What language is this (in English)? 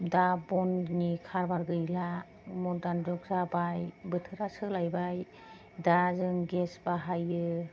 Bodo